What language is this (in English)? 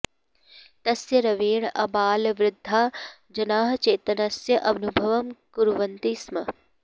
Sanskrit